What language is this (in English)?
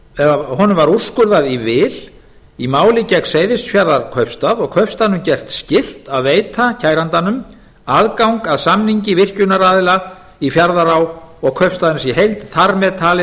Icelandic